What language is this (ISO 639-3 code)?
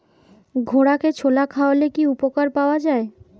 ben